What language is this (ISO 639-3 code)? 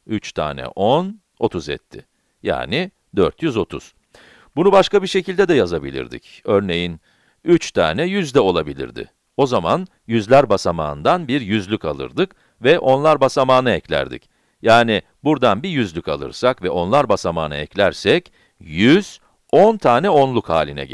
tur